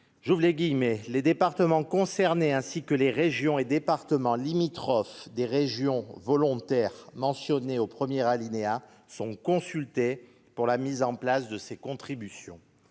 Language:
French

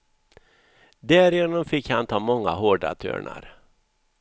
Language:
Swedish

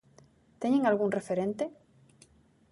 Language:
Galician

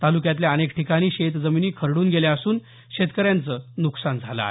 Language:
Marathi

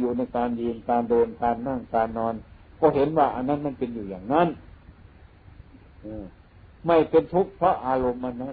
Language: Thai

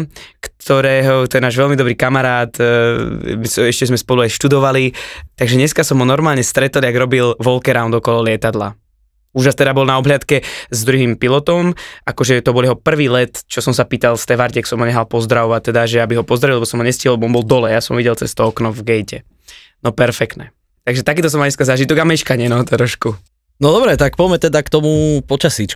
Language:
Slovak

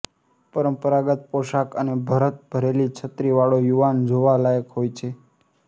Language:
Gujarati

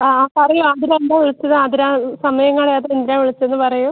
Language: Malayalam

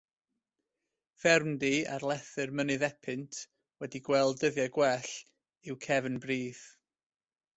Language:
Welsh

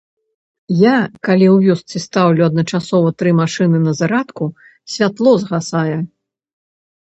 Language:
Belarusian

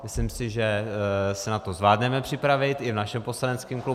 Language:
Czech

